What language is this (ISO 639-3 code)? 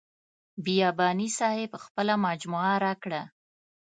pus